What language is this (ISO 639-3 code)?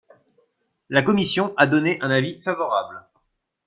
fra